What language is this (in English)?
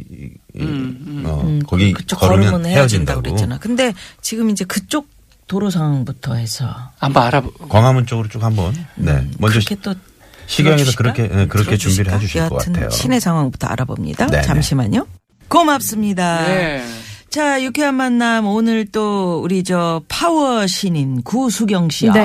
Korean